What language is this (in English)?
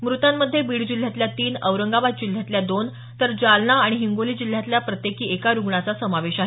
Marathi